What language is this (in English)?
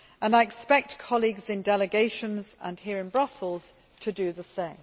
English